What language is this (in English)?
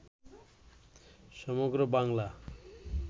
Bangla